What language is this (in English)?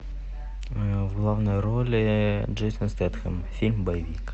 Russian